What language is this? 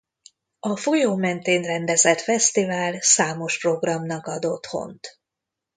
Hungarian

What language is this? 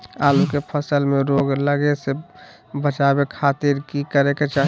Magahi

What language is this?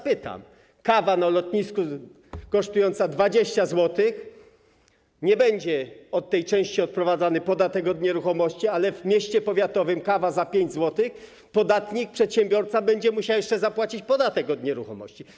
Polish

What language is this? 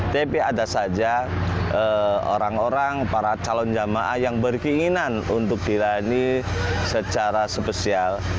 Indonesian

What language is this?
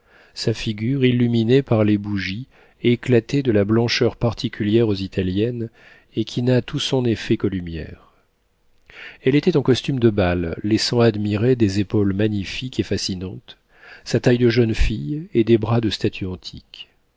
French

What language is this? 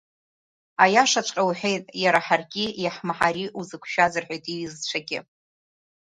Abkhazian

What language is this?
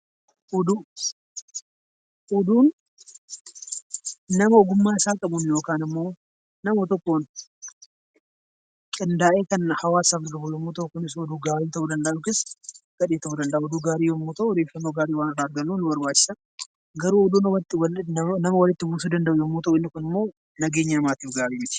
Oromo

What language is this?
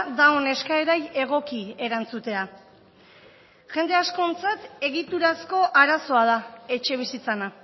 Basque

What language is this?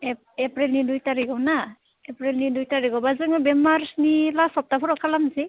Bodo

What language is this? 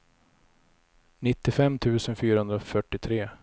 Swedish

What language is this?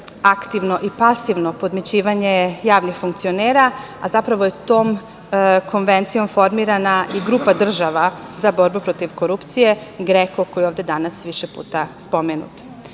Serbian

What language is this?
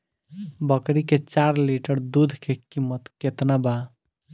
Bhojpuri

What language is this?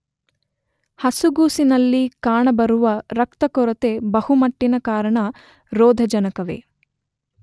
Kannada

